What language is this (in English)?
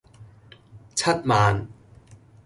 Cantonese